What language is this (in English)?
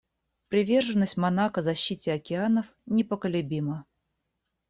Russian